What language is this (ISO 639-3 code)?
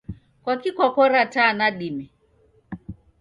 dav